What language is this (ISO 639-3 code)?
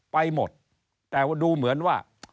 tha